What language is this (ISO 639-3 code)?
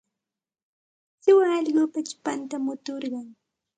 qxt